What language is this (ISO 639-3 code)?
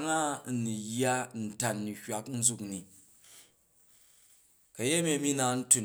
kaj